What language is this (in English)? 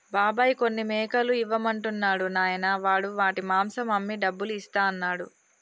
Telugu